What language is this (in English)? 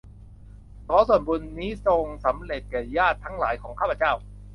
Thai